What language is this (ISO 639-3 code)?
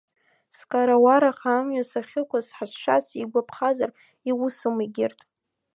abk